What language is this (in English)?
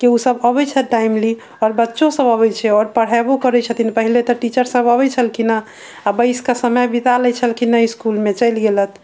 Maithili